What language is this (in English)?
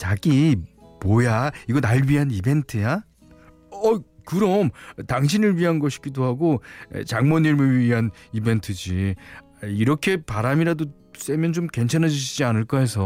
Korean